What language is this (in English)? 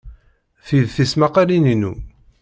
Kabyle